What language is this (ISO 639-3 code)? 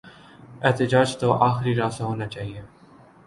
urd